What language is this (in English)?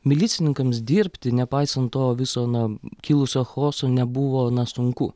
Lithuanian